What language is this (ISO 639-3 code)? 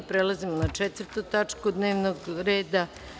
srp